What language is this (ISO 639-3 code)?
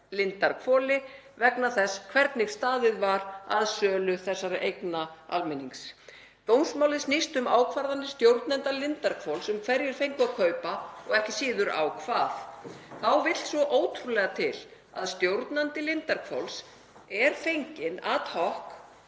isl